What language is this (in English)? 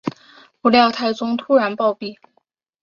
Chinese